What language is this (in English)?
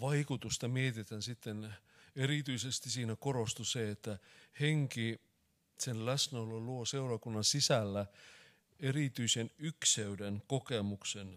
Finnish